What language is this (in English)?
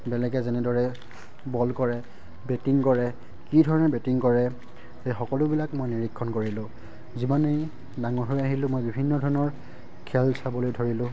Assamese